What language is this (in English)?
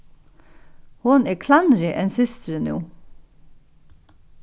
Faroese